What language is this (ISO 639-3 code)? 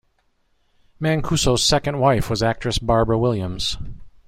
eng